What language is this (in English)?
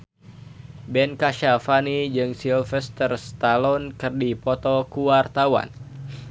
Sundanese